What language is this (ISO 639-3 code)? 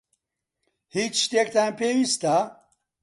ckb